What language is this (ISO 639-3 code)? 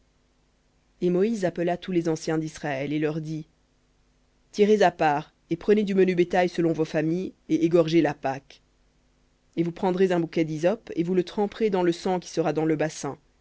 fra